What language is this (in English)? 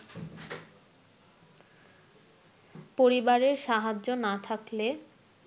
Bangla